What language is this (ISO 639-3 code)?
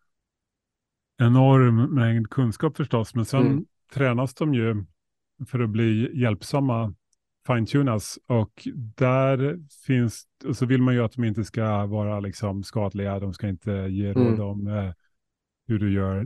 swe